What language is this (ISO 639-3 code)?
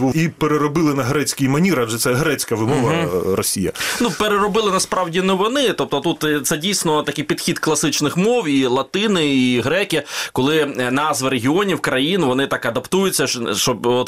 ukr